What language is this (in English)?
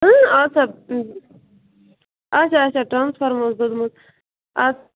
Kashmiri